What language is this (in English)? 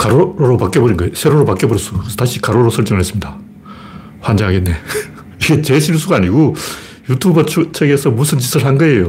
Korean